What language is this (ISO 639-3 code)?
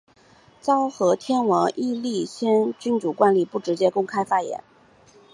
zho